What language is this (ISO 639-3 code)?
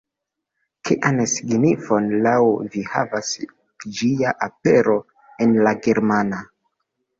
epo